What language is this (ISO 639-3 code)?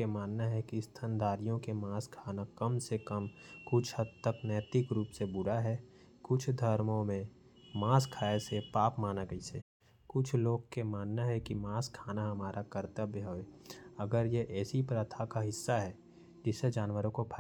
kfp